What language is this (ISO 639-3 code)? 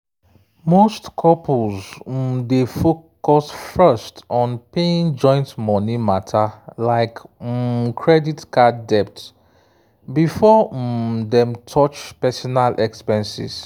pcm